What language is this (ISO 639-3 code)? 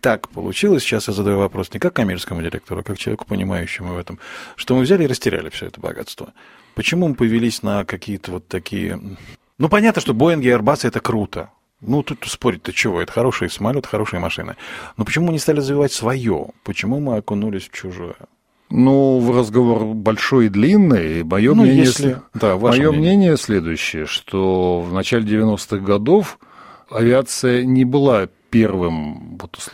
rus